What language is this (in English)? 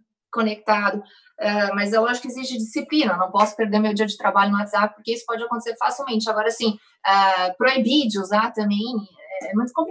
Portuguese